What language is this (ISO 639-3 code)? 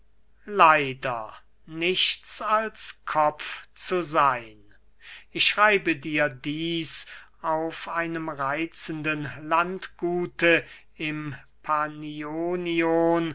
deu